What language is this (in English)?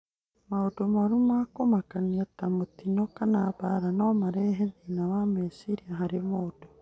Kikuyu